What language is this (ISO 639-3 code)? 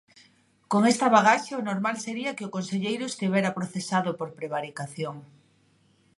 glg